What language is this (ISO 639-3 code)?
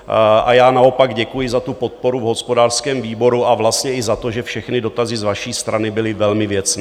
ces